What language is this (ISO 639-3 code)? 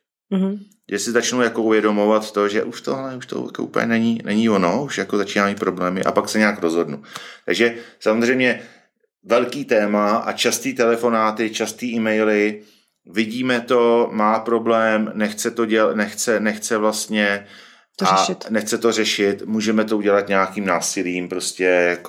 ces